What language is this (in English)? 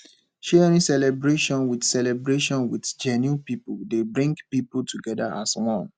Nigerian Pidgin